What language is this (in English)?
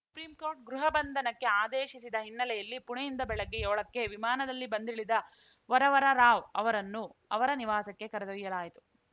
Kannada